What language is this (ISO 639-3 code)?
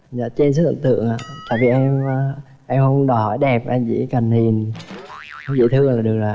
vie